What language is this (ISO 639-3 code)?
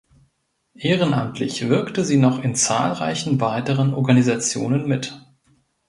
deu